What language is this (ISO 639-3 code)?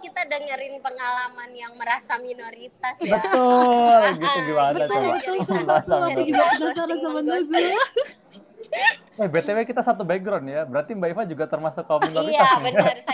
ind